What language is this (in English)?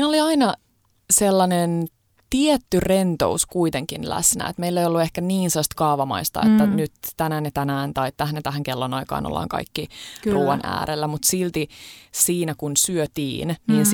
Finnish